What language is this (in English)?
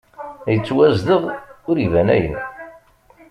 Kabyle